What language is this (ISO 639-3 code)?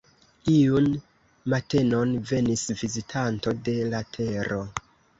epo